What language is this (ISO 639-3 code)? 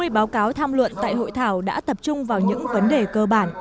vie